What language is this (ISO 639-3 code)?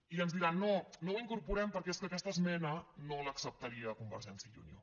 cat